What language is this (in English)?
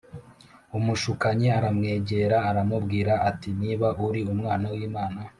Kinyarwanda